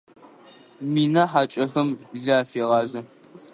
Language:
Adyghe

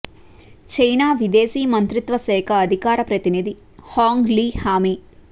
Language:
Telugu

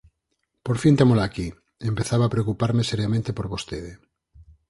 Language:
Galician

